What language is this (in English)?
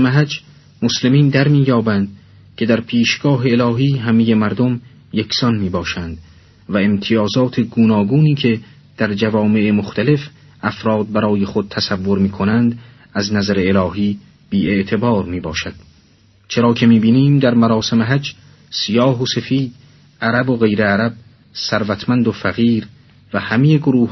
Persian